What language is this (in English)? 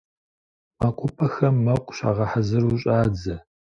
Kabardian